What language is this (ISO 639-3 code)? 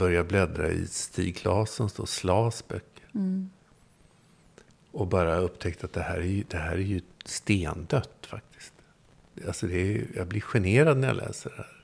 swe